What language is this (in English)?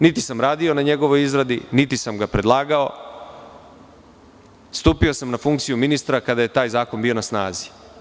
Serbian